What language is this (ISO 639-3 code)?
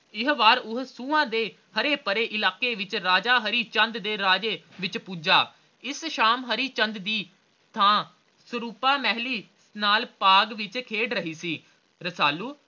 pan